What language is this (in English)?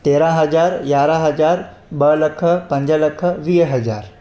Sindhi